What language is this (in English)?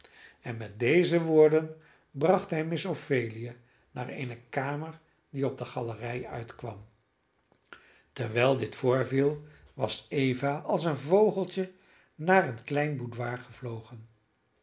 Dutch